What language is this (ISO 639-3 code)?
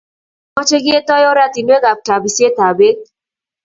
kln